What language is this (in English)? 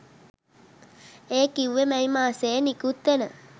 Sinhala